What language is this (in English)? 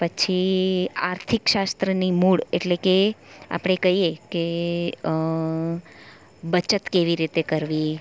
Gujarati